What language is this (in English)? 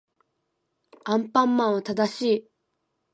Japanese